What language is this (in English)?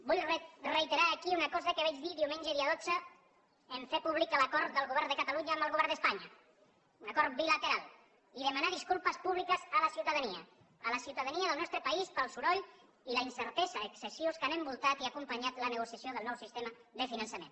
Catalan